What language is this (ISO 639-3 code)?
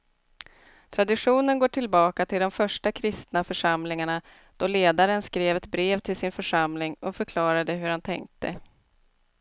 swe